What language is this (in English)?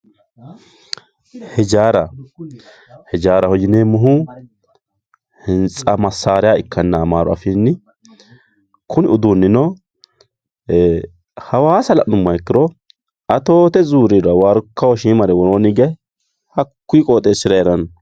Sidamo